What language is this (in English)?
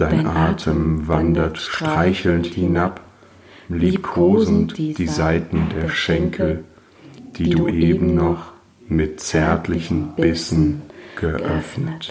German